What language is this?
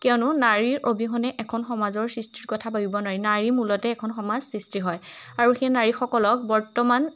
Assamese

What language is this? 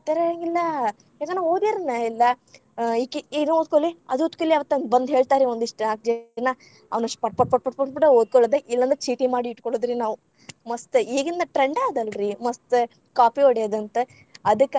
Kannada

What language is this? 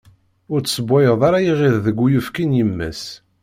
Kabyle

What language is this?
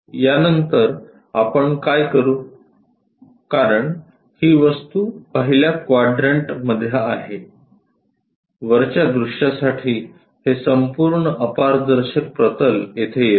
Marathi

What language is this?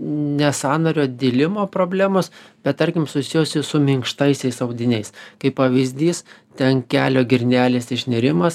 Lithuanian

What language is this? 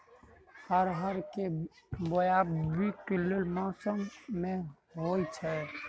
Maithili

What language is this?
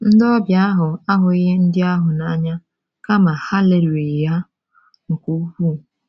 Igbo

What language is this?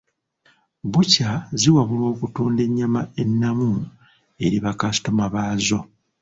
Ganda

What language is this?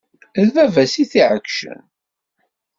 Kabyle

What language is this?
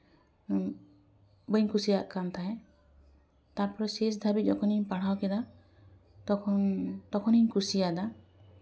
Santali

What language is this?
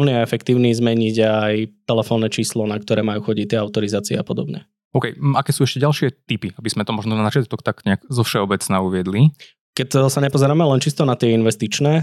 Slovak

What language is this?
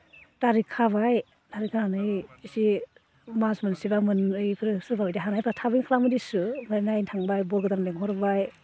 Bodo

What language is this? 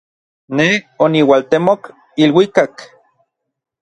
Orizaba Nahuatl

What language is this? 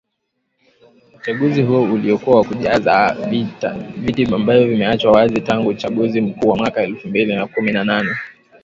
Swahili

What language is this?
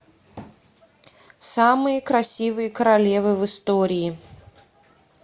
Russian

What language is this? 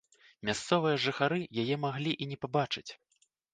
Belarusian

